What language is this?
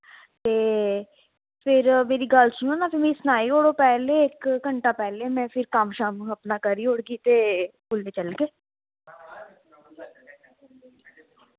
Dogri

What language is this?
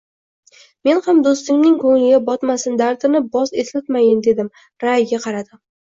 Uzbek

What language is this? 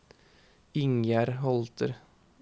Norwegian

